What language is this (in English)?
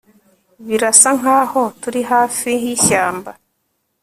Kinyarwanda